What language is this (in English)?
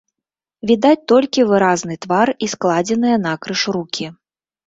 Belarusian